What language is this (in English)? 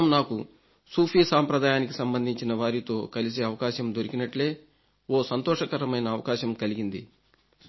Telugu